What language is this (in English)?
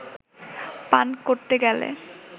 Bangla